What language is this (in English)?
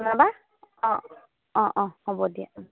Assamese